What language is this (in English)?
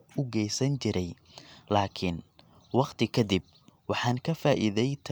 Somali